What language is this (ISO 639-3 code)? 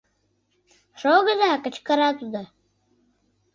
chm